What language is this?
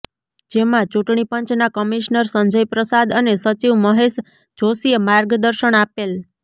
Gujarati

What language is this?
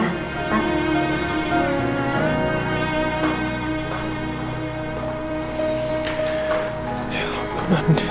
Indonesian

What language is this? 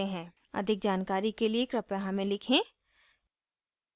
Hindi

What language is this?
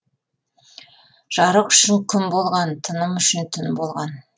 Kazakh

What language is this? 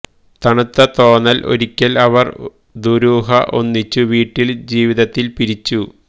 Malayalam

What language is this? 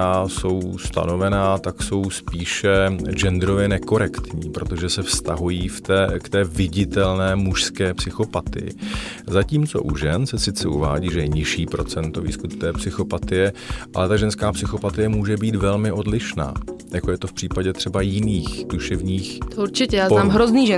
Czech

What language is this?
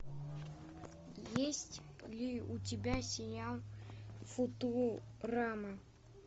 Russian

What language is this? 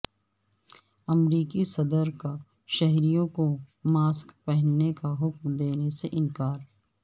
Urdu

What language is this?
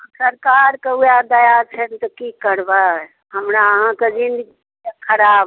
Maithili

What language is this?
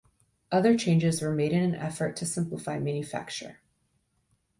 English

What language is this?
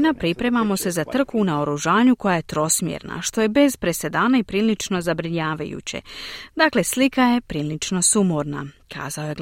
Croatian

